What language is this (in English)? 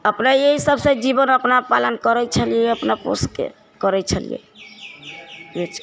Maithili